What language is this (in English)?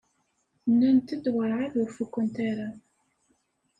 Kabyle